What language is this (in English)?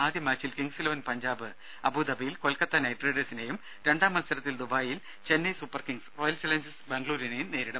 Malayalam